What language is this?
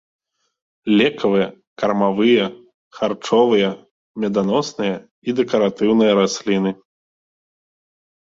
Belarusian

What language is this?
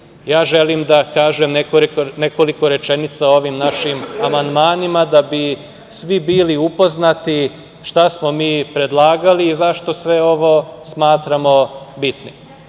Serbian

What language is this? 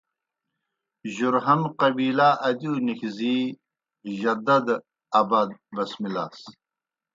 Kohistani Shina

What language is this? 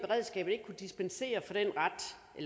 Danish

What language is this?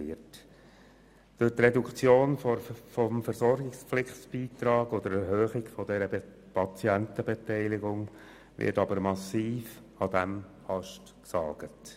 Swiss German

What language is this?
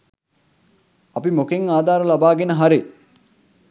Sinhala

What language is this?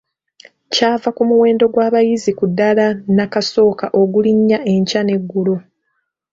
Ganda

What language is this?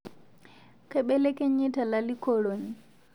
Masai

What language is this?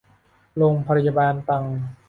Thai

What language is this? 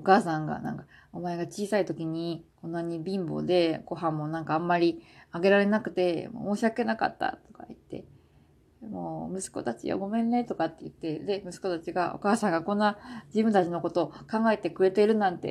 Japanese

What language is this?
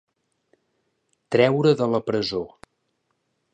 Catalan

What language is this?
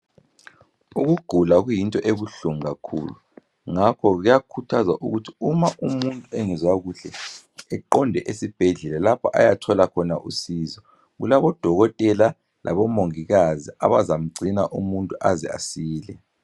North Ndebele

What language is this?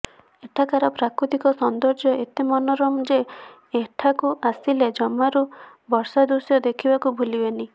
Odia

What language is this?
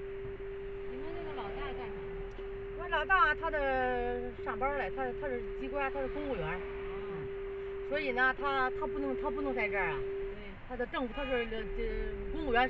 Chinese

